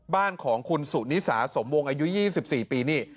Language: Thai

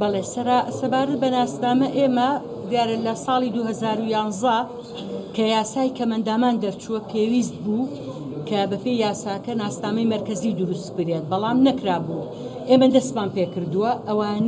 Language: Arabic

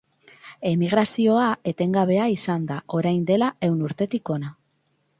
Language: Basque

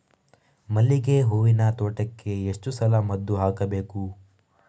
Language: Kannada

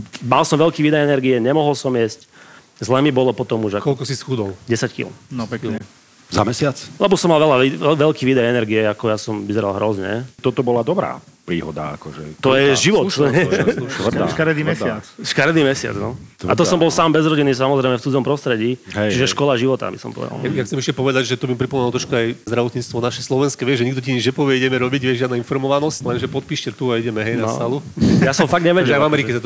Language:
Slovak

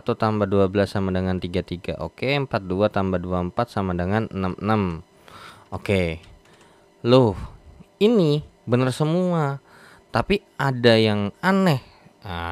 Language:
Indonesian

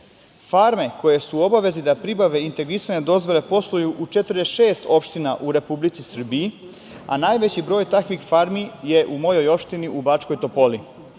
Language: Serbian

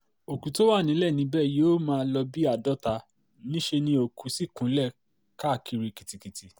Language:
Yoruba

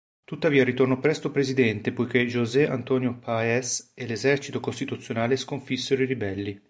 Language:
Italian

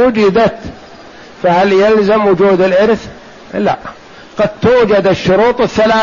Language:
Arabic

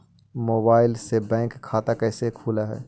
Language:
Magahi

